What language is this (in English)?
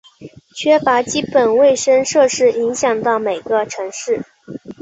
Chinese